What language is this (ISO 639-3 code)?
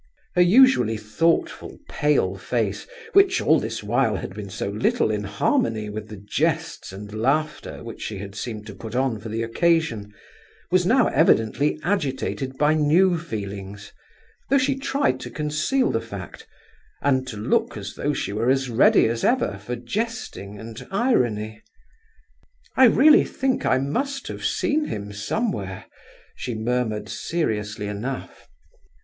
eng